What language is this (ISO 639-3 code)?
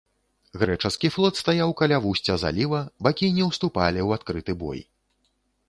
bel